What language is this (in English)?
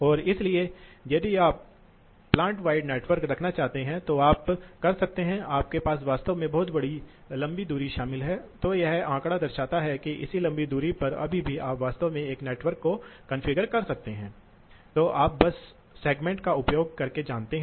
Hindi